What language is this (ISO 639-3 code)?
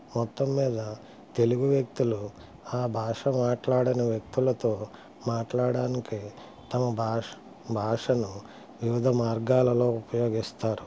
tel